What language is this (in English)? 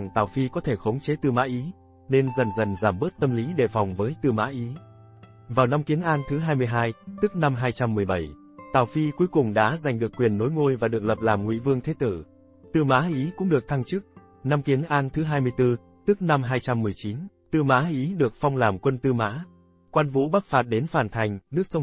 Vietnamese